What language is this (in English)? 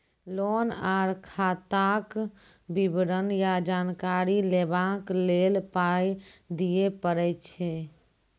Maithili